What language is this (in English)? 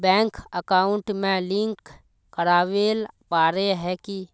Magahi